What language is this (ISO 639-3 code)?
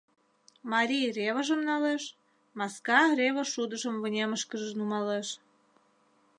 chm